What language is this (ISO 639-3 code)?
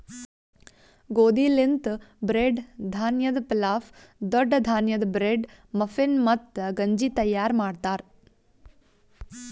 kan